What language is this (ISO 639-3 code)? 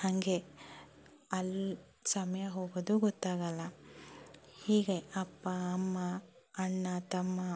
kan